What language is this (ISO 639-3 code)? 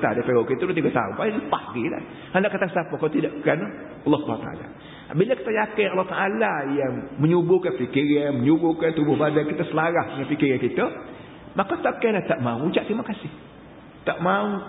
msa